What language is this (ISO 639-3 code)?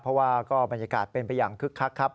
tha